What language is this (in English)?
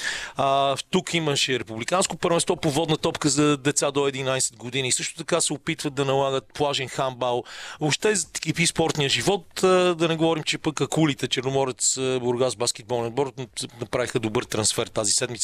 Bulgarian